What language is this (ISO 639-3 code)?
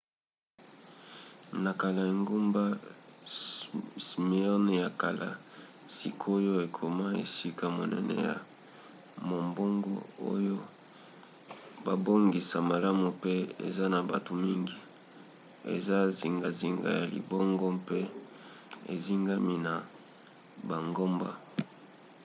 lin